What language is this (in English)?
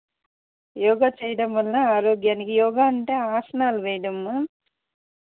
Telugu